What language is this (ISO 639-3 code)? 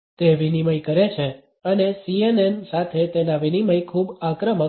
guj